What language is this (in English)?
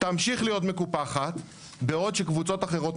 Hebrew